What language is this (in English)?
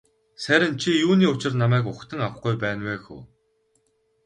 Mongolian